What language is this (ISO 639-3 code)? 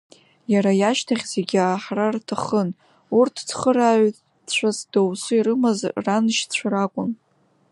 abk